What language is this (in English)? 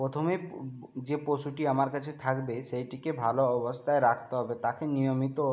Bangla